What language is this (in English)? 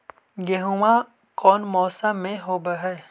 Magahi